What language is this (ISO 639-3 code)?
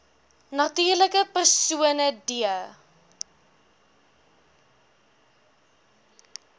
afr